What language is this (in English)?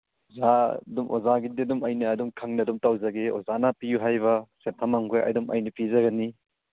Manipuri